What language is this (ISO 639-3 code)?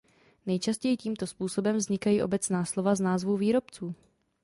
ces